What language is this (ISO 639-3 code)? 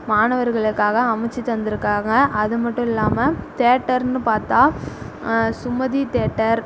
tam